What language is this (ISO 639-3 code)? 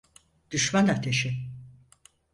tur